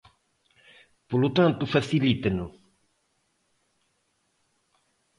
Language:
Galician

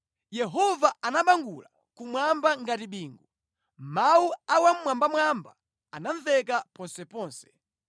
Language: Nyanja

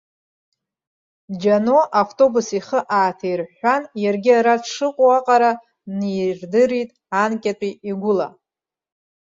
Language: Abkhazian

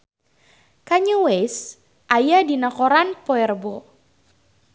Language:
Sundanese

